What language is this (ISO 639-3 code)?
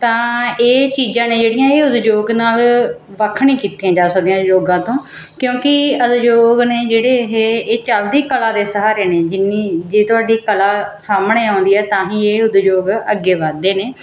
pan